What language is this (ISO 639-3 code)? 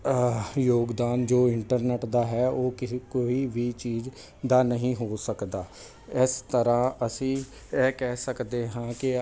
pan